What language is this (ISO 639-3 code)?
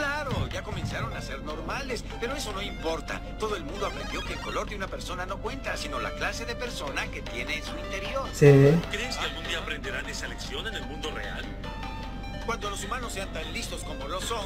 spa